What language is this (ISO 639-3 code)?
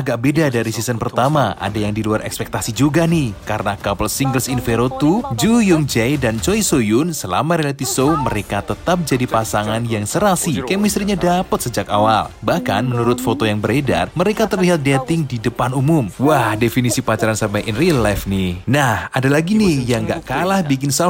ind